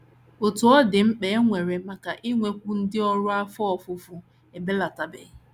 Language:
Igbo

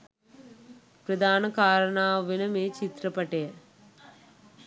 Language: Sinhala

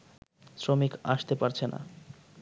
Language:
Bangla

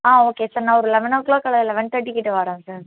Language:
Tamil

